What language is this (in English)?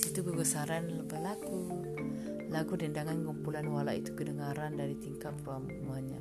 Malay